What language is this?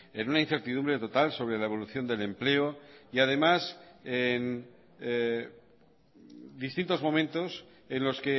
Spanish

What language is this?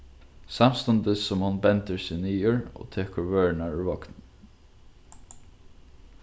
Faroese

